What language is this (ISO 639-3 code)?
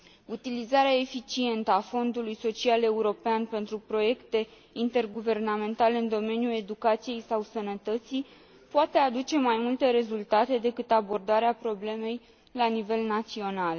ron